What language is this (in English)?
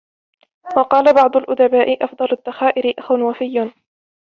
Arabic